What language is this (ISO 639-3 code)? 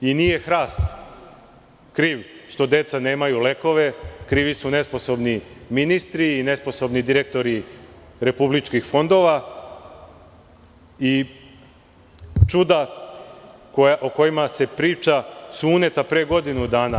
srp